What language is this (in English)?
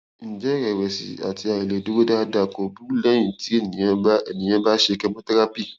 Yoruba